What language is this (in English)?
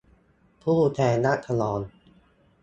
Thai